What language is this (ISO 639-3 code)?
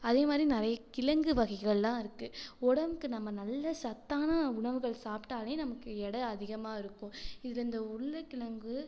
tam